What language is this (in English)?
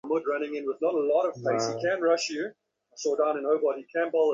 Bangla